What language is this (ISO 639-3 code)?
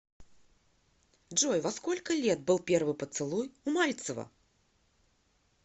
rus